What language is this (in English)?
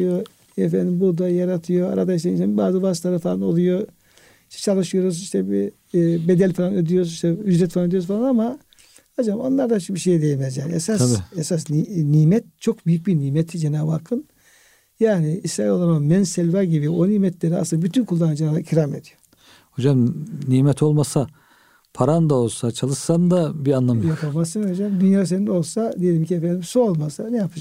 Turkish